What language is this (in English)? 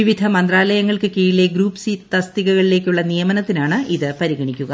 Malayalam